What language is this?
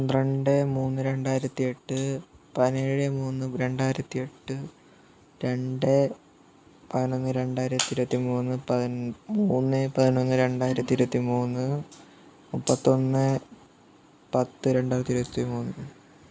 Malayalam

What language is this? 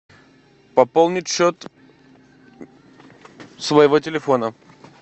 Russian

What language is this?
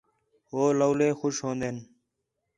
Khetrani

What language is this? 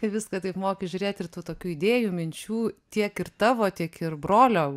Lithuanian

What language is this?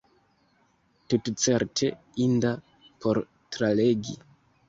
Esperanto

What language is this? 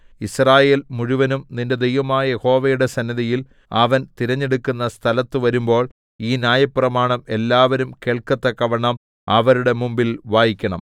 Malayalam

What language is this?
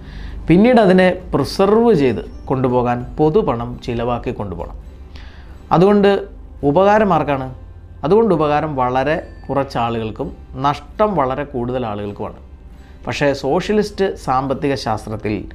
Malayalam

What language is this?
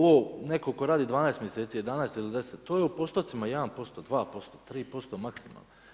Croatian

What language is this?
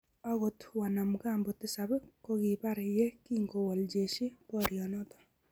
Kalenjin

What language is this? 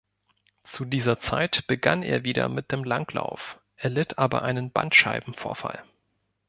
German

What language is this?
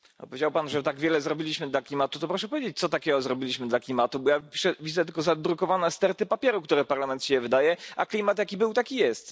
Polish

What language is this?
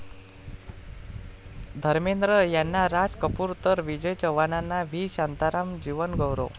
Marathi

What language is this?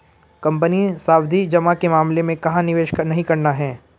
Hindi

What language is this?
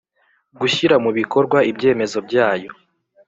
Kinyarwanda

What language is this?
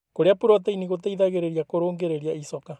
Kikuyu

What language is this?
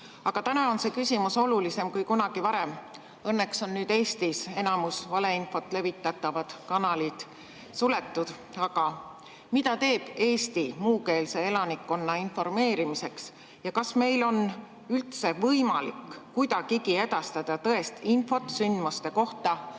Estonian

